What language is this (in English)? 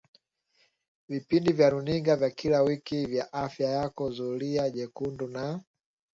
Swahili